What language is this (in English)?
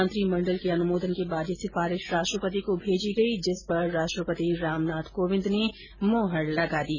Hindi